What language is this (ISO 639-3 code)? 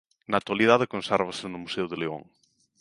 glg